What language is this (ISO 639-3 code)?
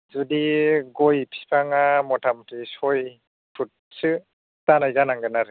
brx